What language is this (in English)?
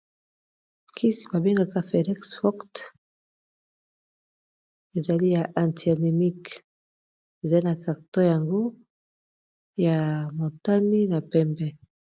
Lingala